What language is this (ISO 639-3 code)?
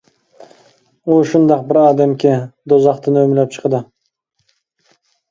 uig